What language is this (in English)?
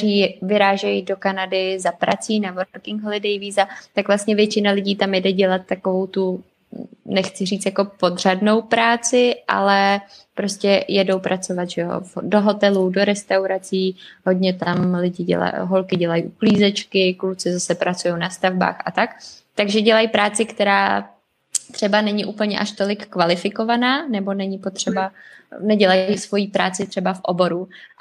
Czech